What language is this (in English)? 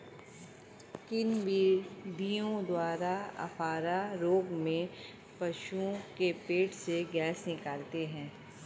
Hindi